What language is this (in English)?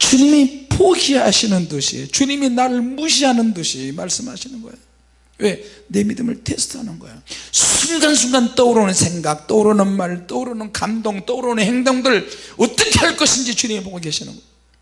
Korean